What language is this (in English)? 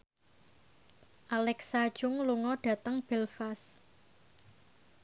Javanese